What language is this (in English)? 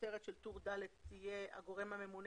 Hebrew